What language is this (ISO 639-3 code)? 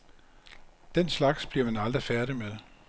dan